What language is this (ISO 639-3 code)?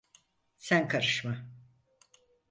tur